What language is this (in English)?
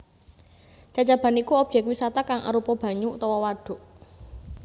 Javanese